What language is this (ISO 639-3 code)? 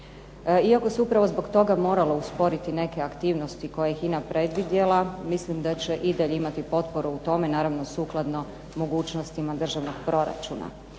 hrv